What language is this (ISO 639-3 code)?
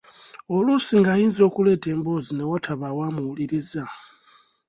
lug